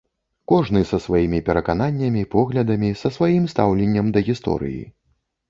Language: Belarusian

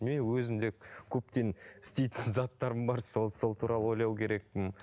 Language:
Kazakh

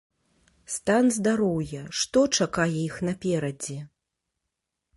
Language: Belarusian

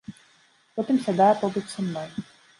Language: Belarusian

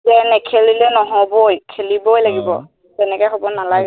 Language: Assamese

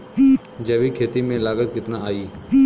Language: Bhojpuri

